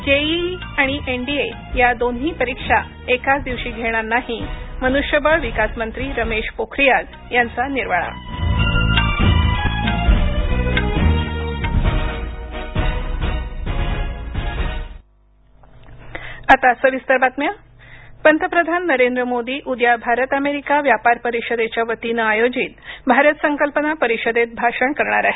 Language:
Marathi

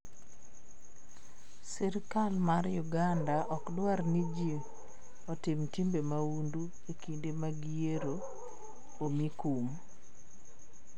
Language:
Luo (Kenya and Tanzania)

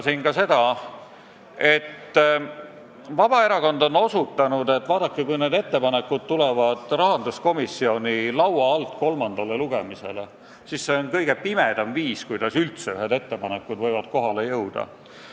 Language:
Estonian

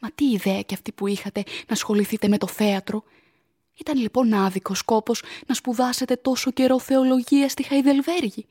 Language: Greek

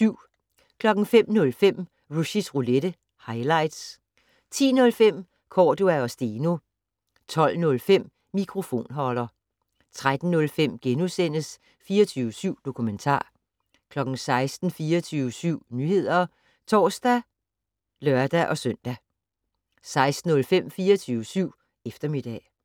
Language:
Danish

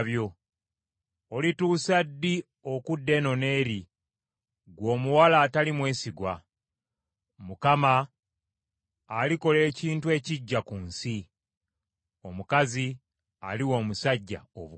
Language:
Ganda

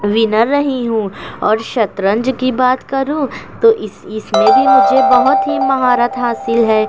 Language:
Urdu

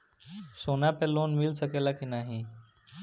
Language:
Bhojpuri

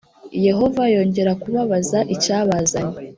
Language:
Kinyarwanda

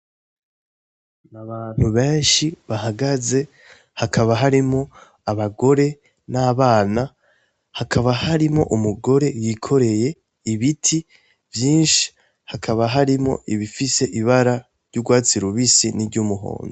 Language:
Rundi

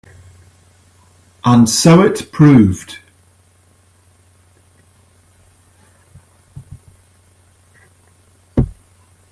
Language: English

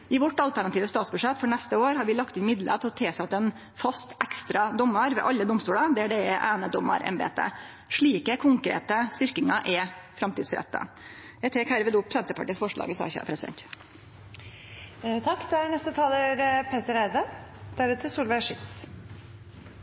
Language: Norwegian Nynorsk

